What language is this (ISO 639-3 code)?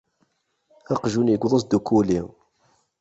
kab